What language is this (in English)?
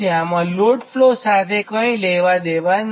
Gujarati